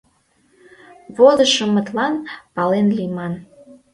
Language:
Mari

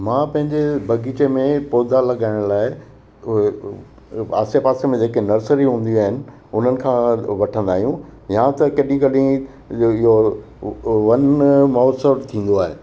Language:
Sindhi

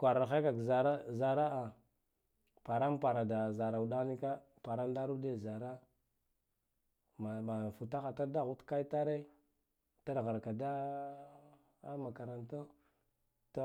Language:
Guduf-Gava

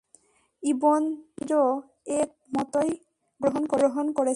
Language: Bangla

